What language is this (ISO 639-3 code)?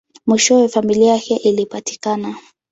swa